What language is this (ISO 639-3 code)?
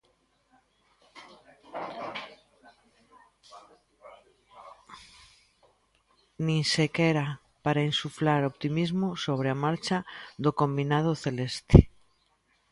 glg